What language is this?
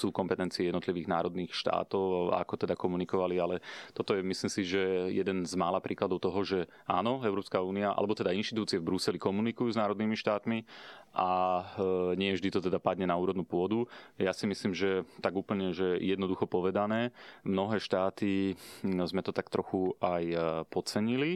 Slovak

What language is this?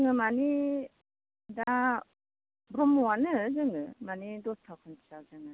Bodo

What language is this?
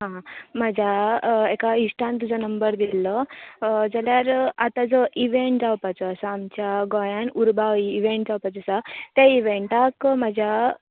Konkani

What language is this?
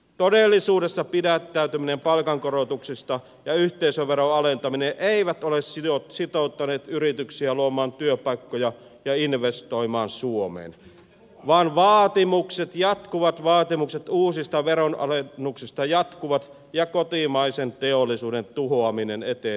Finnish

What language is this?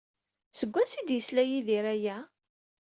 Kabyle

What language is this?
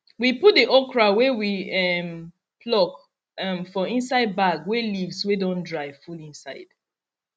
Nigerian Pidgin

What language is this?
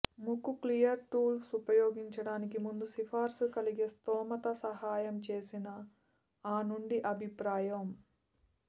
Telugu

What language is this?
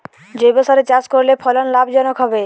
Bangla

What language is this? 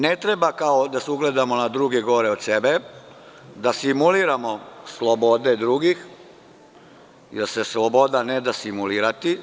Serbian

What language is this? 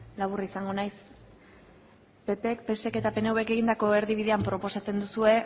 Basque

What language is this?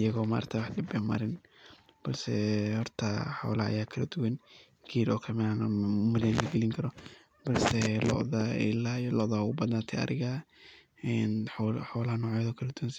Somali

